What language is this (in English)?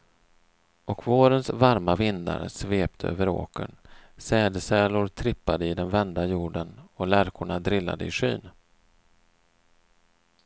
Swedish